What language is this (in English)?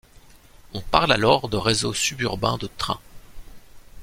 French